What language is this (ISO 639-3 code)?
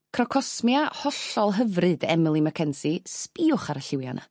cym